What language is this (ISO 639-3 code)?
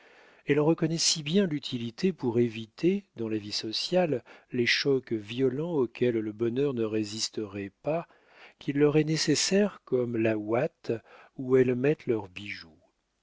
fra